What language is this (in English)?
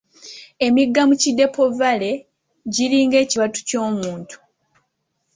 Ganda